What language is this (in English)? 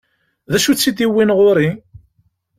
Kabyle